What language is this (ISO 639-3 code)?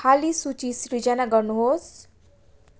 nep